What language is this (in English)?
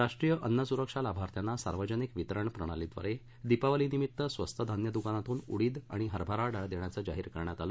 Marathi